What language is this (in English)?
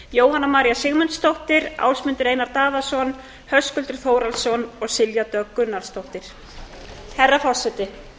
Icelandic